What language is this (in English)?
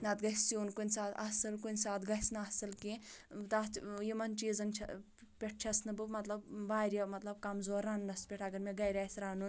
Kashmiri